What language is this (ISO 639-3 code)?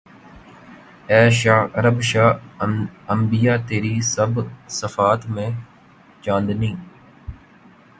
urd